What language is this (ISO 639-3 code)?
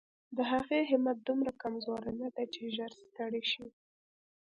pus